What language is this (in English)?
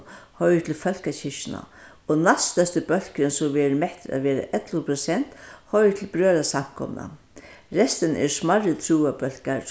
Faroese